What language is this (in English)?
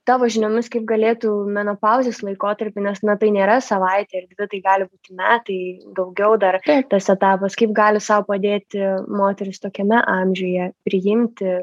Lithuanian